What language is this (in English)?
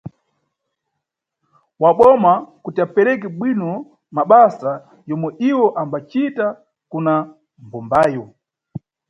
Nyungwe